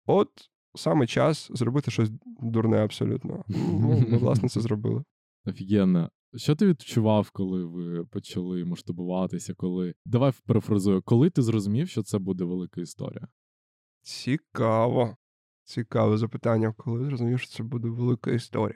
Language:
Ukrainian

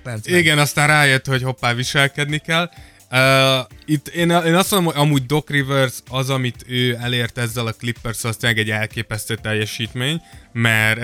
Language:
Hungarian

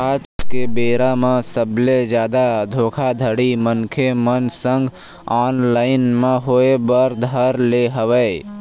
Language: Chhattisgarhi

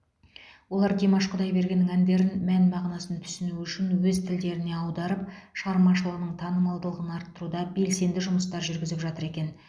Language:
Kazakh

